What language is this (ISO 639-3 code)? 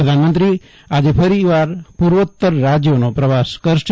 guj